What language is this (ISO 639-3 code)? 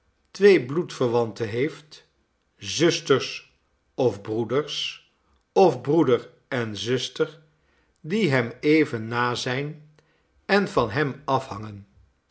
nld